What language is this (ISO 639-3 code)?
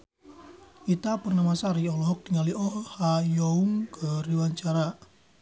sun